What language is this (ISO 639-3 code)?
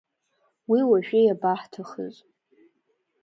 abk